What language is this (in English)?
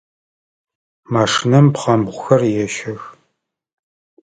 Adyghe